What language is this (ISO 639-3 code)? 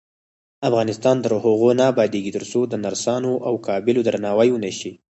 pus